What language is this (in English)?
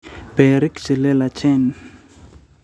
Kalenjin